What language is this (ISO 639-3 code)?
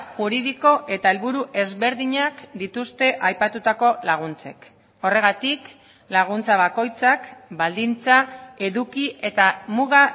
eus